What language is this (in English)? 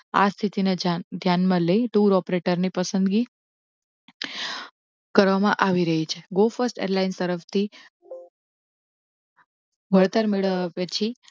Gujarati